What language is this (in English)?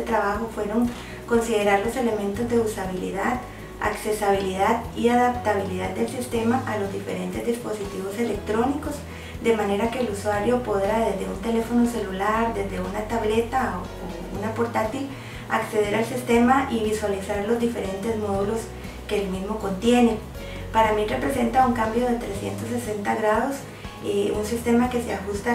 Spanish